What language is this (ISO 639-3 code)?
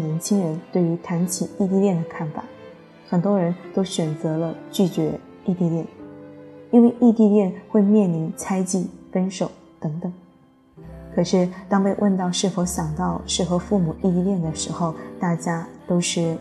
zho